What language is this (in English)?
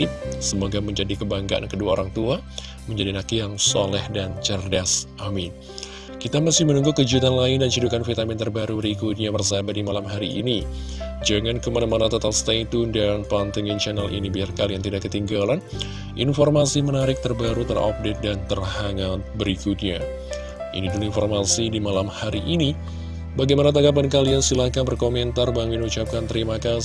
Indonesian